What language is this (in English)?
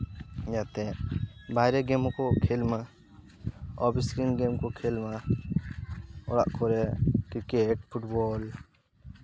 Santali